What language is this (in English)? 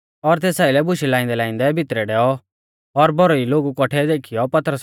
Mahasu Pahari